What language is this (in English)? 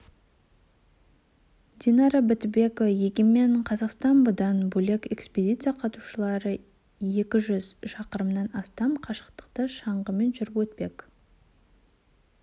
Kazakh